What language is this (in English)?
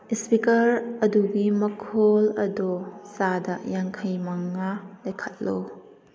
Manipuri